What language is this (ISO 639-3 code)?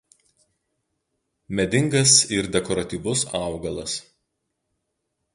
lit